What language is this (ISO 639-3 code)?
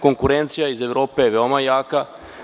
srp